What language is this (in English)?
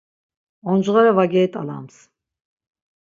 Laz